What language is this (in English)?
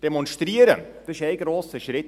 Swiss German